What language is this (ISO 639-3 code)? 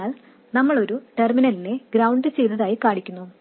mal